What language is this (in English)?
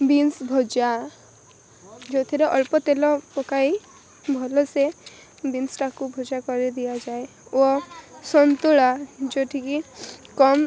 Odia